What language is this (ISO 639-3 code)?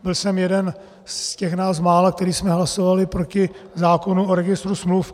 ces